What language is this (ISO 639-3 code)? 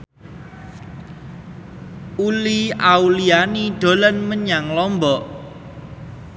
jav